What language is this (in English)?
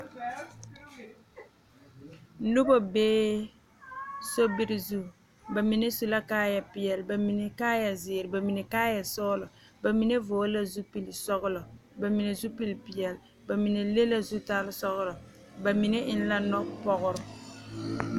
Southern Dagaare